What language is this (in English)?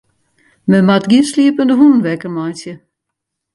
Western Frisian